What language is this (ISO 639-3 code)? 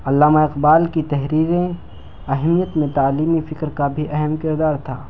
urd